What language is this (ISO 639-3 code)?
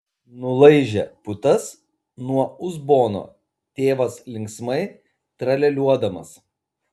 lit